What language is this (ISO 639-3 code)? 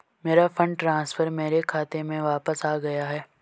hin